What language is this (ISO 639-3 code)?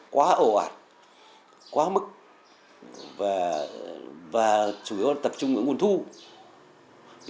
vie